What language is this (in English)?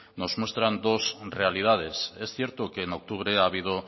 Spanish